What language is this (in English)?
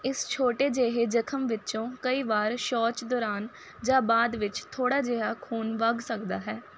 Punjabi